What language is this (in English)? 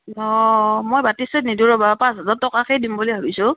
Assamese